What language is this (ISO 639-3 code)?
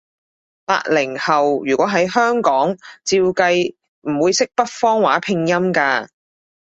yue